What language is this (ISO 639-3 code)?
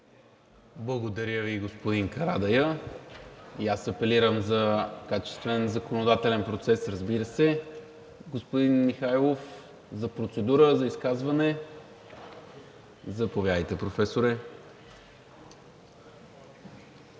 bul